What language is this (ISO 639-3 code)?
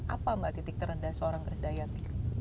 ind